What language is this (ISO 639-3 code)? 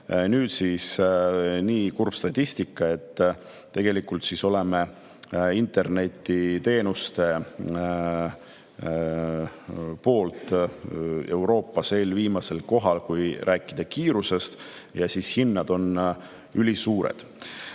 est